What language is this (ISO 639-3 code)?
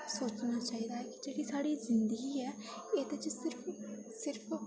doi